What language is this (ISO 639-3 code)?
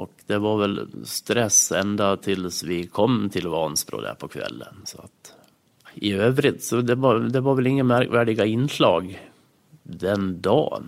swe